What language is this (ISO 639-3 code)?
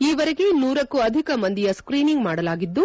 kan